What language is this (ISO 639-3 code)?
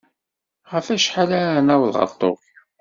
kab